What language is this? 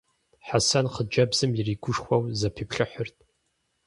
Kabardian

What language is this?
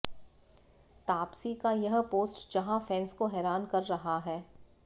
Hindi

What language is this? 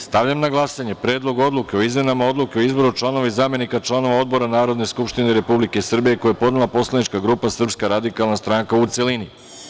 Serbian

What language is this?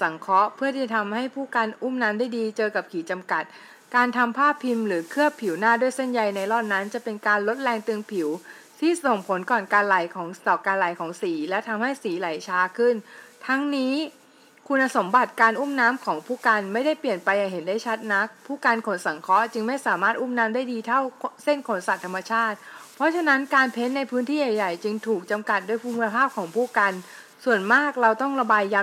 Thai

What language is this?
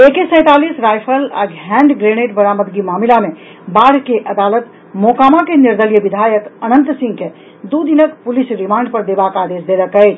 Maithili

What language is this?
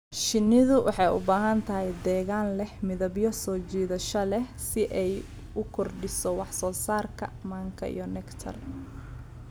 Somali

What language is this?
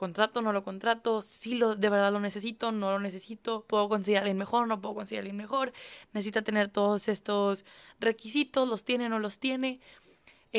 Spanish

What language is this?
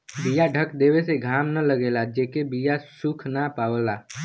Bhojpuri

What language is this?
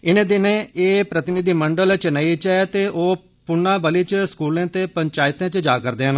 Dogri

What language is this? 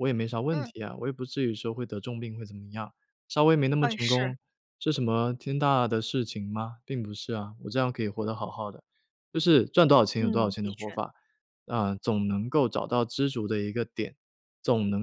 Chinese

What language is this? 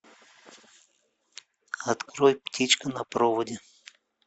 Russian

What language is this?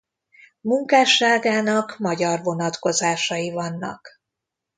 Hungarian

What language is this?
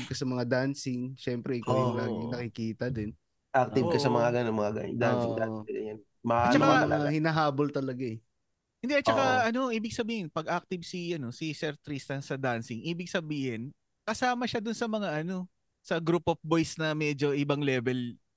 Filipino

